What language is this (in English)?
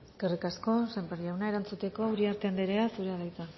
Basque